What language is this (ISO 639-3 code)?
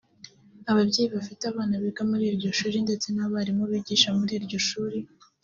kin